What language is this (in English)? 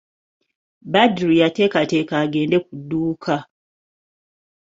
Ganda